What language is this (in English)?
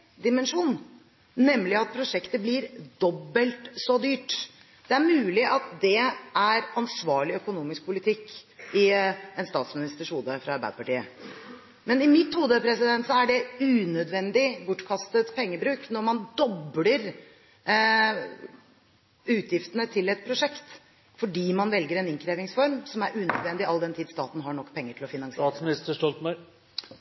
Norwegian Bokmål